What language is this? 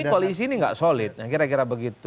Indonesian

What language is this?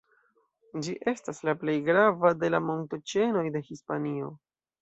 Esperanto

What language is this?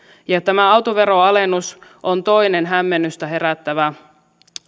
Finnish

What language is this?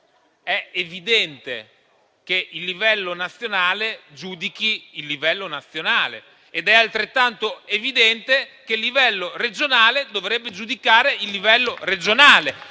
Italian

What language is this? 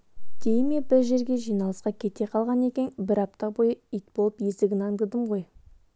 Kazakh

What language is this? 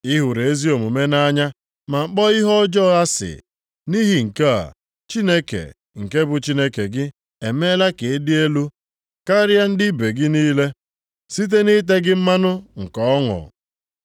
Igbo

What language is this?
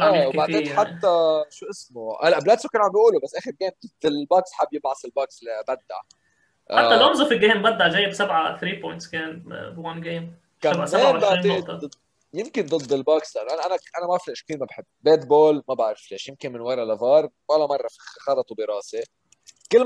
Arabic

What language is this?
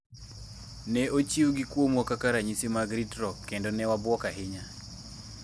Luo (Kenya and Tanzania)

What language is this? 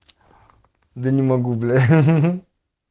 Russian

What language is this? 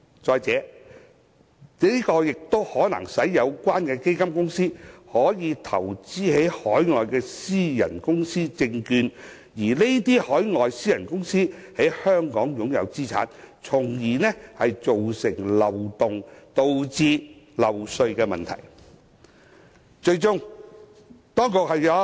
Cantonese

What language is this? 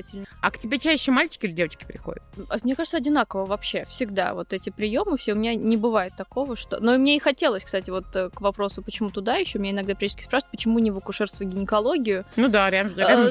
Russian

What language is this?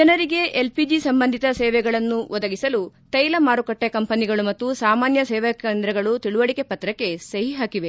Kannada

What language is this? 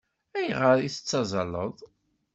Kabyle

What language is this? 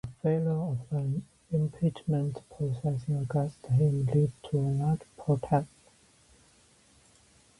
English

